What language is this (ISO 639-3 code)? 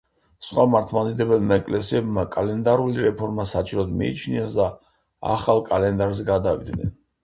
kat